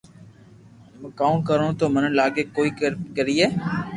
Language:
Loarki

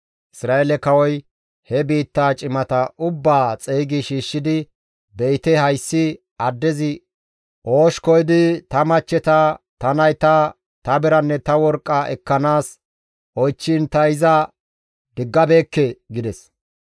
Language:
Gamo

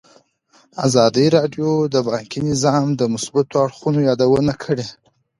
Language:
Pashto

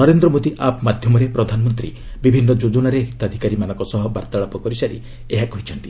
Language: Odia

